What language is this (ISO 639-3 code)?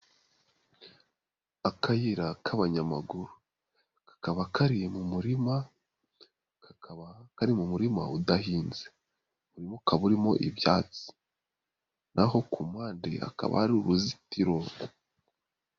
kin